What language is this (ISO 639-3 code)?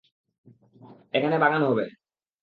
ben